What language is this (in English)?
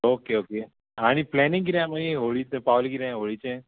Konkani